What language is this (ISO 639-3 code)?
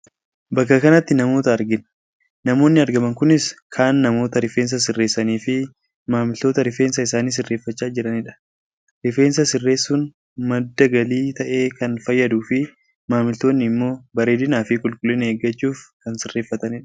orm